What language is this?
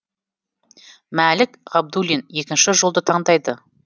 Kazakh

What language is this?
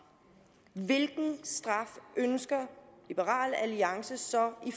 Danish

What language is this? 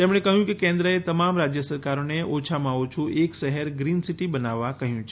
Gujarati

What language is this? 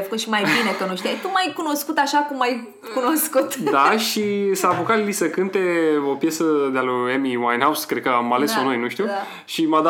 Romanian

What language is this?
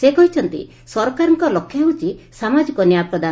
Odia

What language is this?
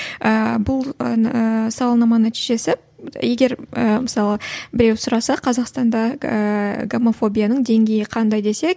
Kazakh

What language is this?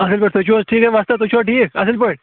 Kashmiri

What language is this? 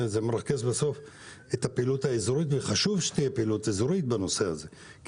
Hebrew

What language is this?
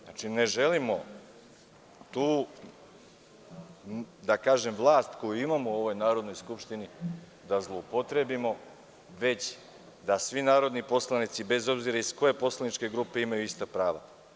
Serbian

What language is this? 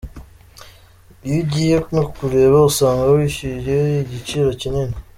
Kinyarwanda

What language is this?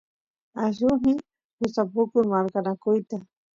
Santiago del Estero Quichua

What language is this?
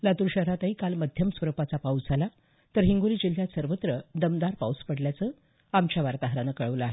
Marathi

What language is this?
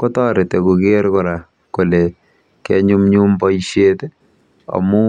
Kalenjin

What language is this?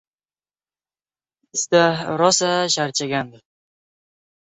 Uzbek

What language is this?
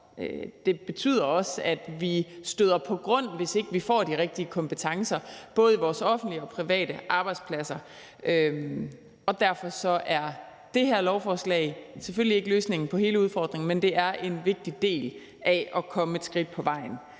Danish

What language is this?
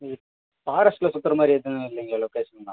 Tamil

